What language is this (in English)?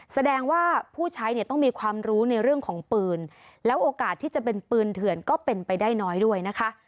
Thai